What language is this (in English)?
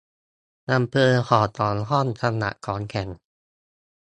Thai